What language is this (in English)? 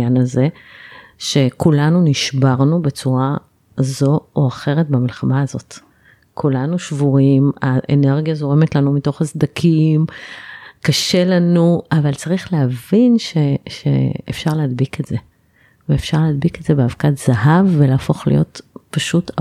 Hebrew